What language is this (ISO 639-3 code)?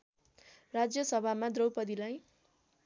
nep